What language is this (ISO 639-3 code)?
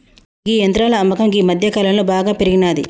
tel